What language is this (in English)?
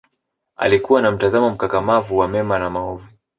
Swahili